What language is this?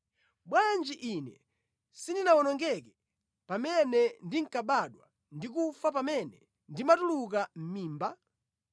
Nyanja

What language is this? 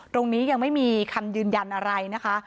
Thai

